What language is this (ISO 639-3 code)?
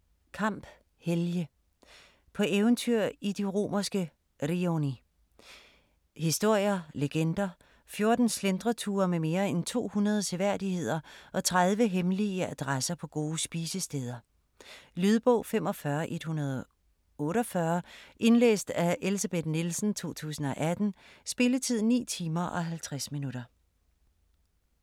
dan